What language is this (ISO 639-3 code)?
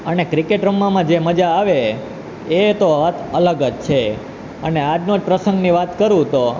guj